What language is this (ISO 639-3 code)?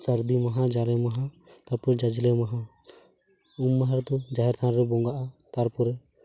sat